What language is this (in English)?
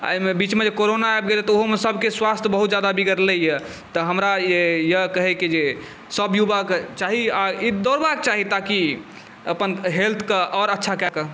Maithili